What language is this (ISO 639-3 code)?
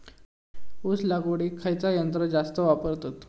mar